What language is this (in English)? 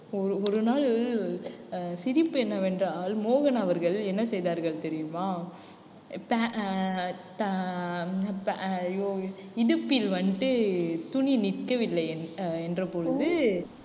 Tamil